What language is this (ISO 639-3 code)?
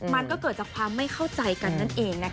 tha